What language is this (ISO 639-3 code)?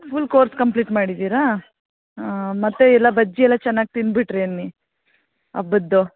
kan